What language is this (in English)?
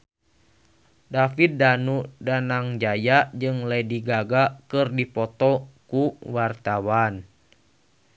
Sundanese